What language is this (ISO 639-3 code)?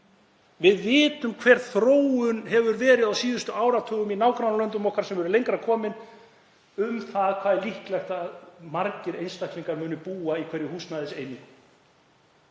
isl